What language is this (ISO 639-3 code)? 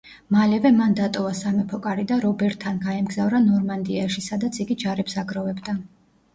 kat